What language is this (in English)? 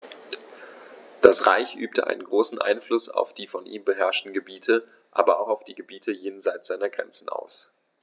German